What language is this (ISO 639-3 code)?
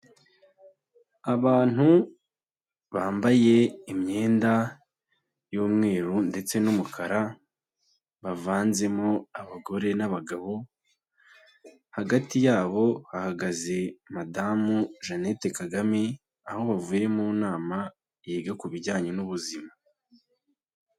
kin